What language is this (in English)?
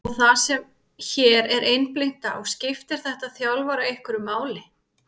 Icelandic